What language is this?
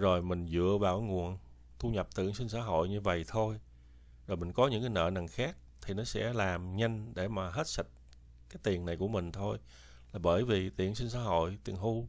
Vietnamese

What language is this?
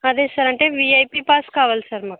Telugu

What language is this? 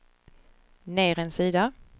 Swedish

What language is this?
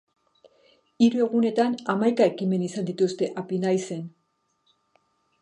Basque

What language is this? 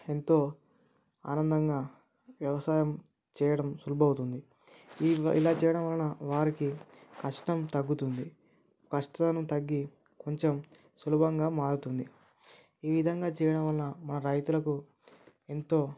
Telugu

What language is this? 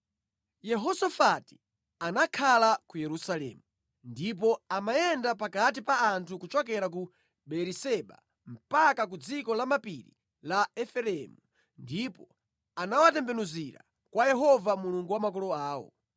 Nyanja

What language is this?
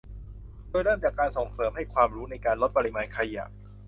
Thai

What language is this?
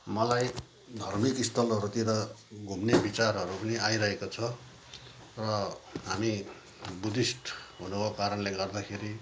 Nepali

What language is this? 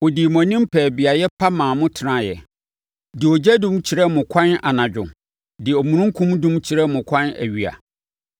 Akan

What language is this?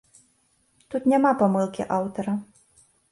Belarusian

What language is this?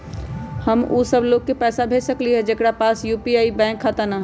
Magahi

